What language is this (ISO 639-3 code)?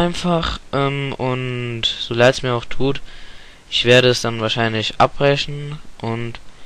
deu